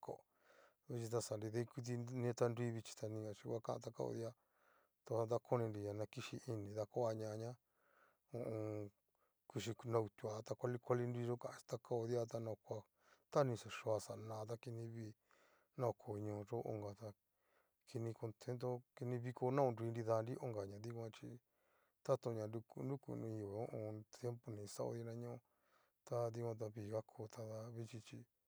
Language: Cacaloxtepec Mixtec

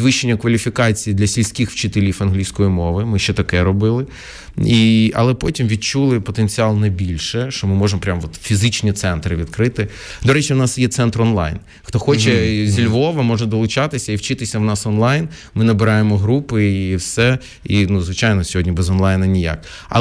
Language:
Ukrainian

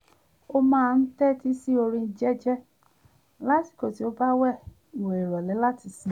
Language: Yoruba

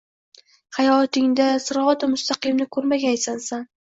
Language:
Uzbek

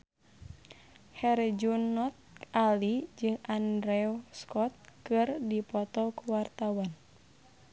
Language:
Sundanese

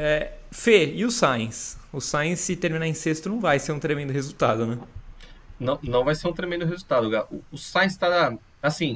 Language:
Portuguese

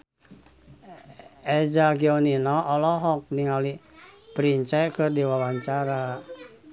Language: Sundanese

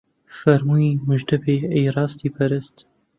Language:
Central Kurdish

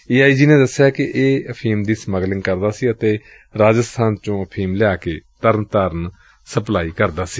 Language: Punjabi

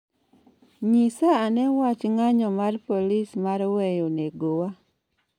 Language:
Luo (Kenya and Tanzania)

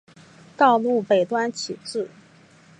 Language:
Chinese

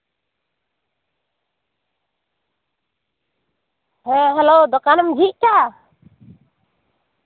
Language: Santali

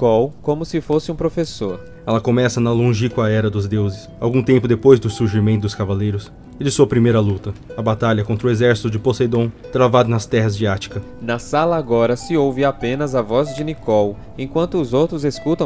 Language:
Portuguese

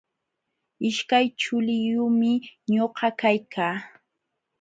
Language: Jauja Wanca Quechua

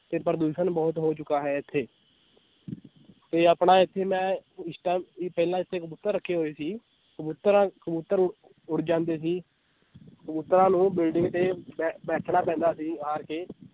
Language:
Punjabi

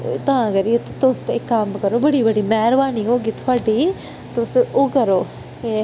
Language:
Dogri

